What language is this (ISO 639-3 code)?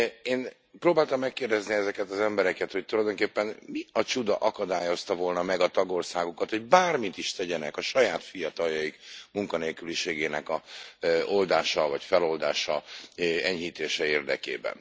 hun